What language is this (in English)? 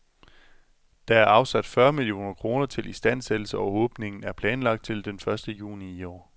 Danish